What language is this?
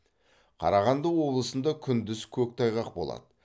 Kazakh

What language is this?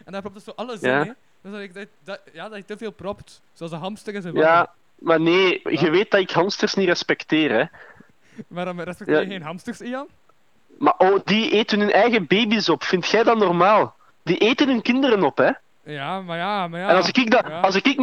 Dutch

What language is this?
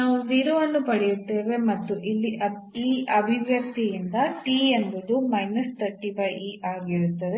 Kannada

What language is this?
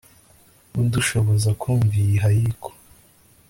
Kinyarwanda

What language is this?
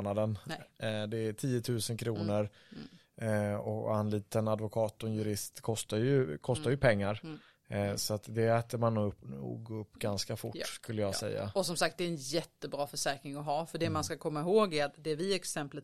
Swedish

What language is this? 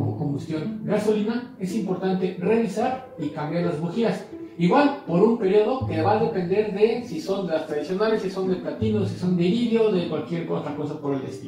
Spanish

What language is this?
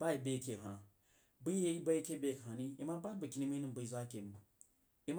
Jiba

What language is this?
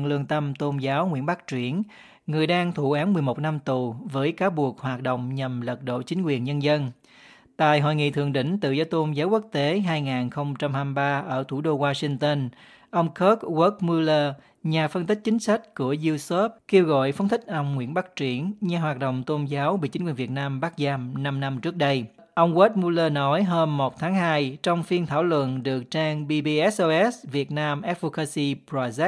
Vietnamese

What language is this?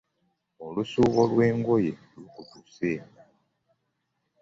Ganda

